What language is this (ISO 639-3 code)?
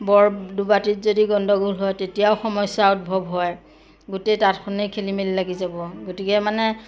asm